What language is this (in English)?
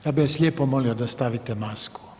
Croatian